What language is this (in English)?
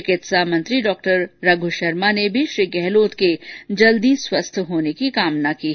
Hindi